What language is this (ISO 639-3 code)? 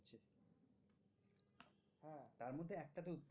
ben